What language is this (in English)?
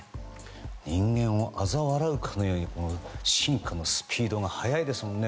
Japanese